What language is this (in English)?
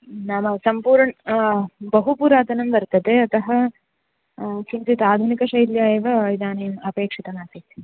Sanskrit